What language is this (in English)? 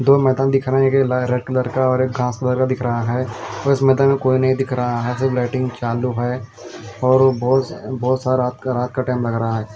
Hindi